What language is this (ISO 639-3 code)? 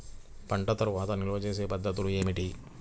tel